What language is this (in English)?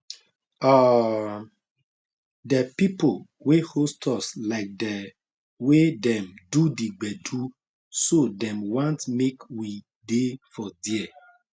Nigerian Pidgin